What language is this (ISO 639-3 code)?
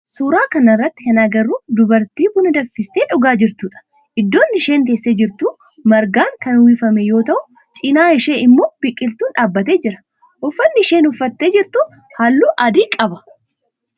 orm